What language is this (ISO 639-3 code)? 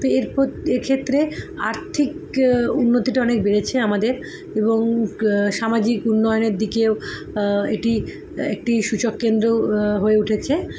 ben